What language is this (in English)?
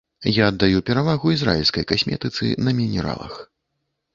Belarusian